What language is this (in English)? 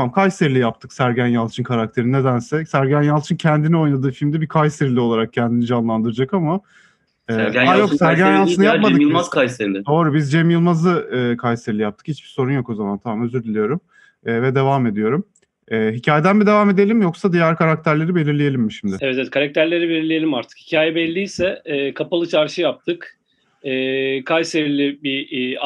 Turkish